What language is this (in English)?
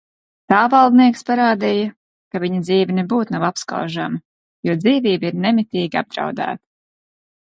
Latvian